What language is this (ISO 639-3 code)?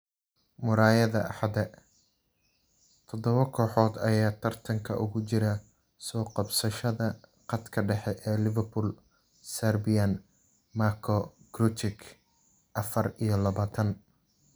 som